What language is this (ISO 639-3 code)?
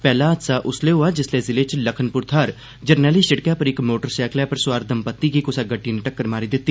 doi